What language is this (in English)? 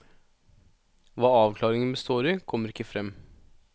Norwegian